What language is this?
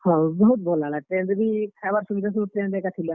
Odia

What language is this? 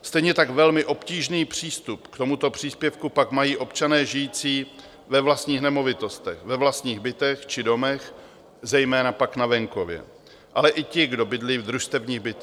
Czech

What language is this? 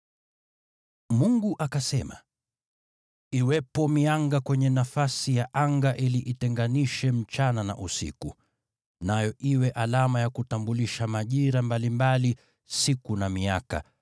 Swahili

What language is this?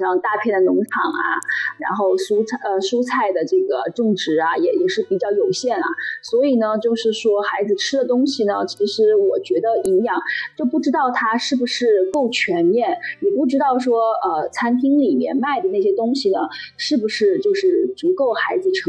Chinese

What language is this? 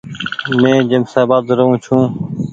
Goaria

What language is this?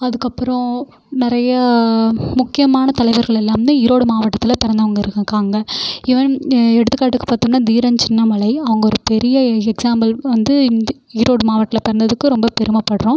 Tamil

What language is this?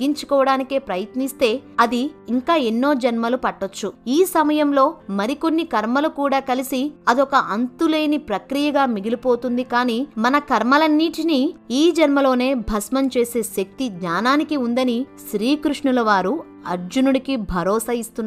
Telugu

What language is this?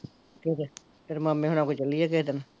Punjabi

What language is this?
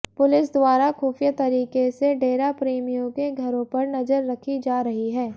Hindi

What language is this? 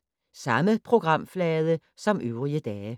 Danish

